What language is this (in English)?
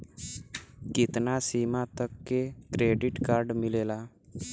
Bhojpuri